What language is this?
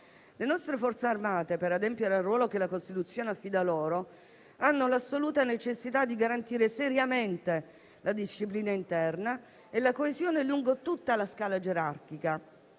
Italian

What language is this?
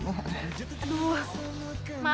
Indonesian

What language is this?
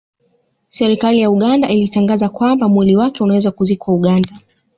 Swahili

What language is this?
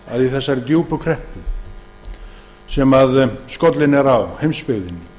Icelandic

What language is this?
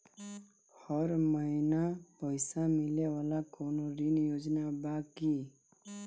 Bhojpuri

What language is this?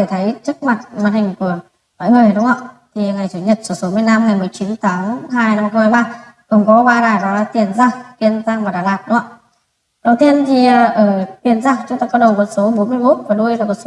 Vietnamese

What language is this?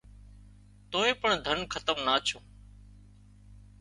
Wadiyara Koli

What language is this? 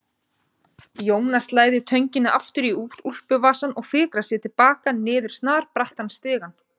Icelandic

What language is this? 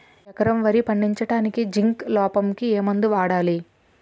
Telugu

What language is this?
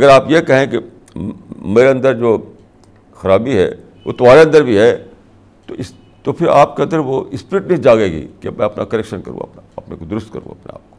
Urdu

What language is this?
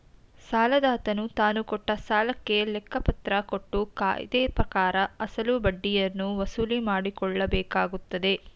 Kannada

